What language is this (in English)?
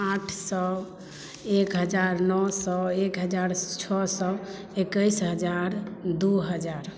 Maithili